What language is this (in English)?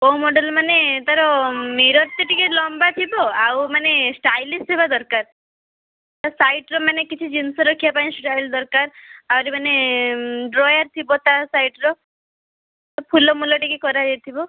Odia